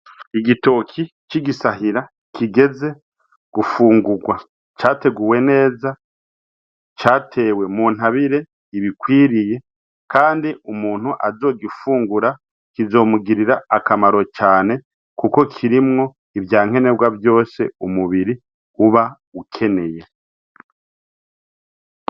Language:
Rundi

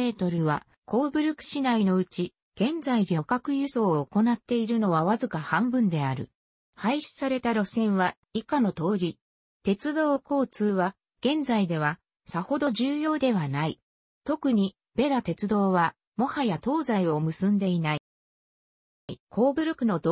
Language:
Japanese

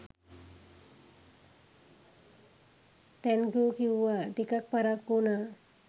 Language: Sinhala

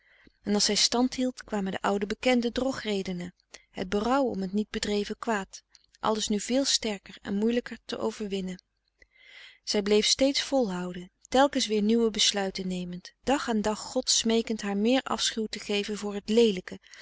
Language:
Dutch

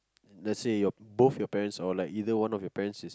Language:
English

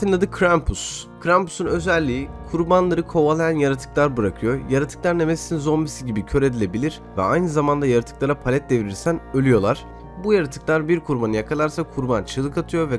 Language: Turkish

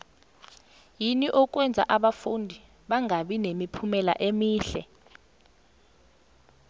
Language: South Ndebele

